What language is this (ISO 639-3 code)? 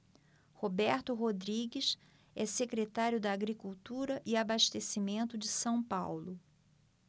por